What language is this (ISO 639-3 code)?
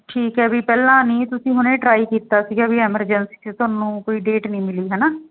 pan